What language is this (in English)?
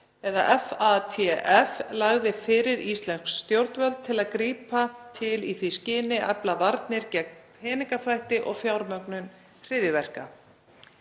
Icelandic